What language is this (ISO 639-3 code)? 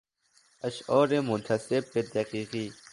fas